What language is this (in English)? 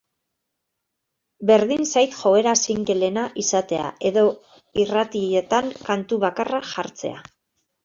Basque